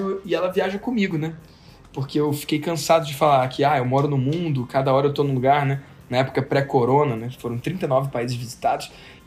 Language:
Portuguese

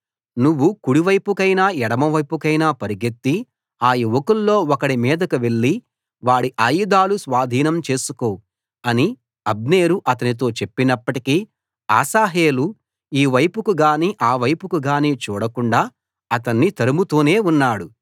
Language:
Telugu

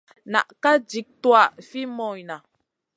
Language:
Masana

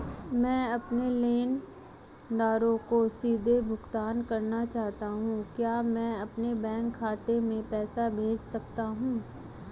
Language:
Hindi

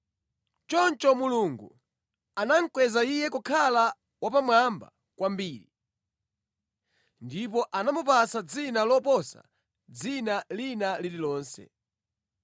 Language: Nyanja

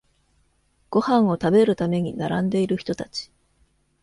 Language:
Japanese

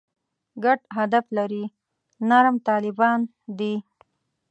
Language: Pashto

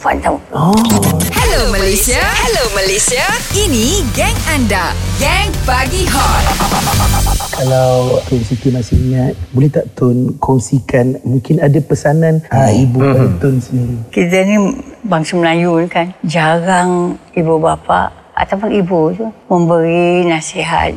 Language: Malay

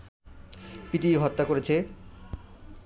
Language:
Bangla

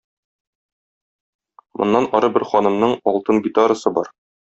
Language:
Tatar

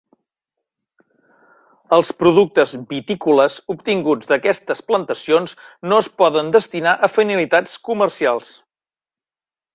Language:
Catalan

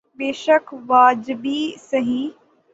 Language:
Urdu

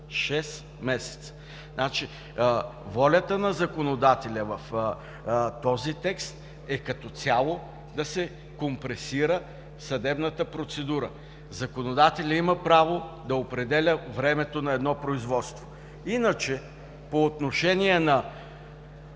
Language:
Bulgarian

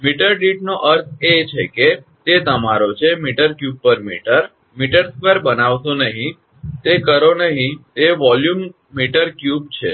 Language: Gujarati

